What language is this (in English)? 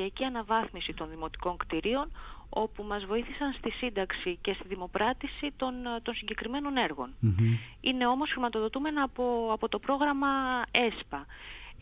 Greek